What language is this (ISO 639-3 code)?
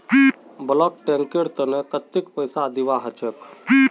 mag